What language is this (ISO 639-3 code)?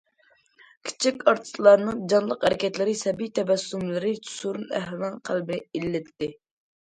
uig